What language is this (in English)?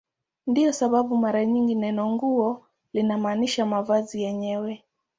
Swahili